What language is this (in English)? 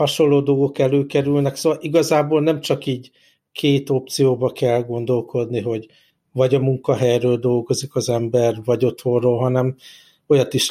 Hungarian